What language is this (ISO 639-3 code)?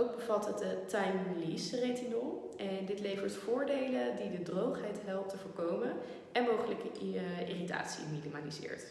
nld